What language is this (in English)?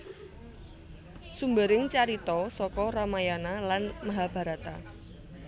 Javanese